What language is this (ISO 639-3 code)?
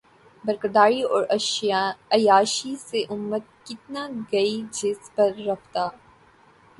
urd